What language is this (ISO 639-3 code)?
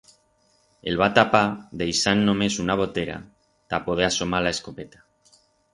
arg